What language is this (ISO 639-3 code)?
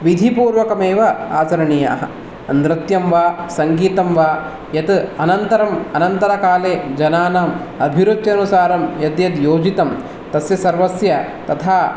san